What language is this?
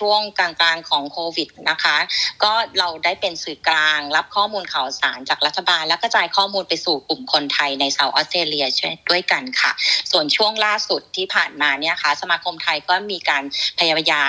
Thai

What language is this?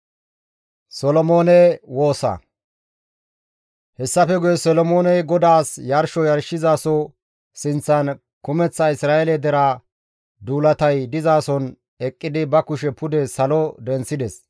Gamo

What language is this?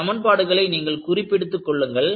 Tamil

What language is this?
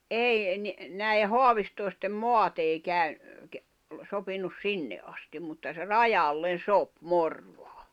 Finnish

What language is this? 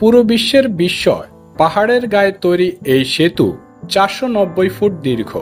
Bangla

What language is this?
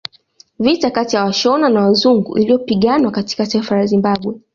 Swahili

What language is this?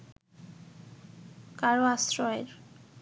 Bangla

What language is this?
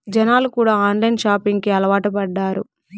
Telugu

